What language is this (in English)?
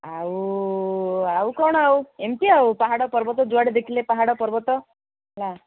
Odia